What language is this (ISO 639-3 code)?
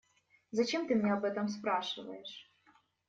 rus